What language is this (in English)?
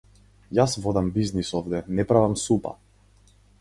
Macedonian